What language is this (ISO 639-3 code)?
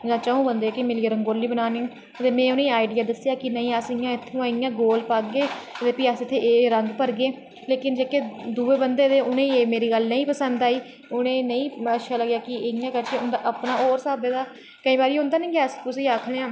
doi